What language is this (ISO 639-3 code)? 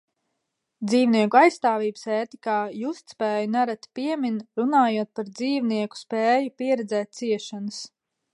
lav